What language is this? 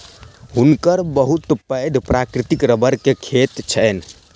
Maithili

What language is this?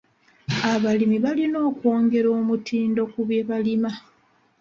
Ganda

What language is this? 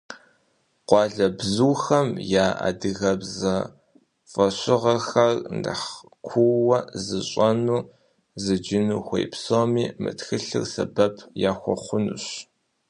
Kabardian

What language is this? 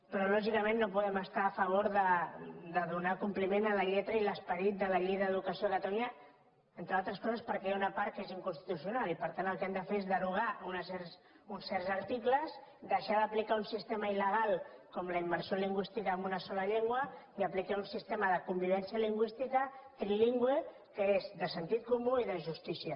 Catalan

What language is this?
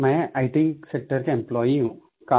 Hindi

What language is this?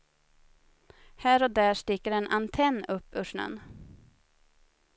Swedish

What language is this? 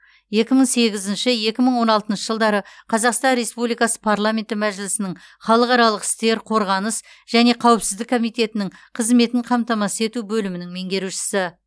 Kazakh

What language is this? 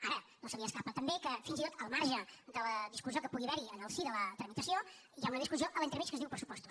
Catalan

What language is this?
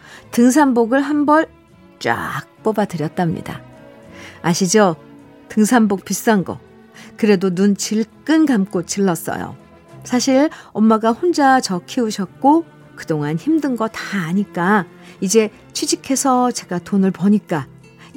Korean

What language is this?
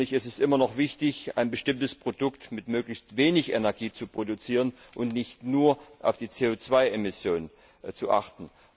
German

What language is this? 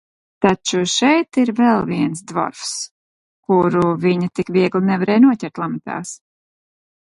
Latvian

